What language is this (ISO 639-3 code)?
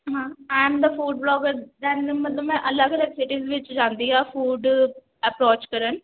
pan